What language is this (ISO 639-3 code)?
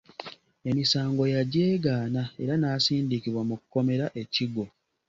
lug